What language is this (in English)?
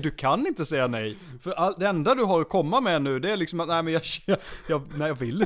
Swedish